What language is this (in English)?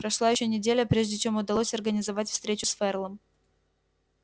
Russian